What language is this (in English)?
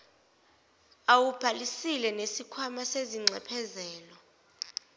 Zulu